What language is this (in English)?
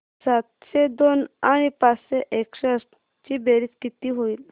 Marathi